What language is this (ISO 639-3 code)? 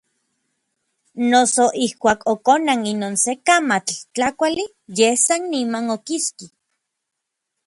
nlv